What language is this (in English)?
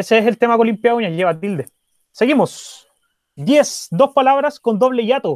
Spanish